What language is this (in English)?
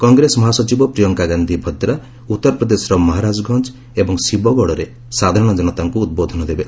Odia